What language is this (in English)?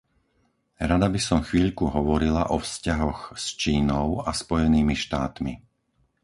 Slovak